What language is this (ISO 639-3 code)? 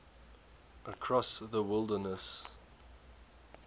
eng